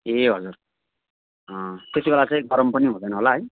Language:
Nepali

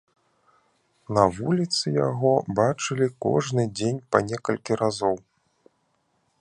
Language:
Belarusian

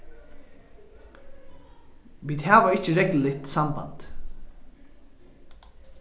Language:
Faroese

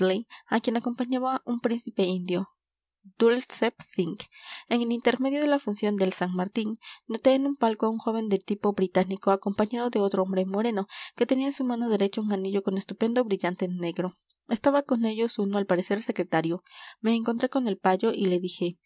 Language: Spanish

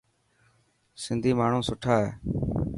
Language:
Dhatki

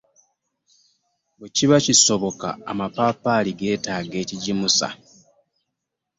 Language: Ganda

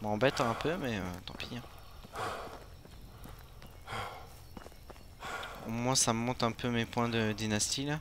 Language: French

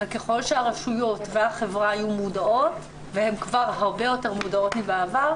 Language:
Hebrew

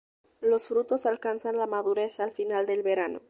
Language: Spanish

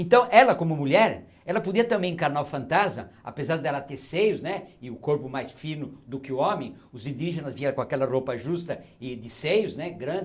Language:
Portuguese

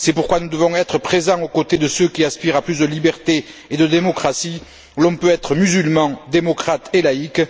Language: French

